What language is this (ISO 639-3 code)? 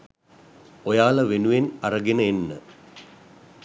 sin